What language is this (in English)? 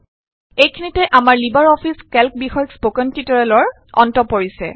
Assamese